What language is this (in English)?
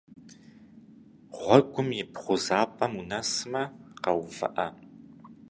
Kabardian